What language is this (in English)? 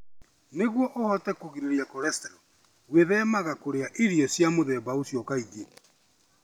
Kikuyu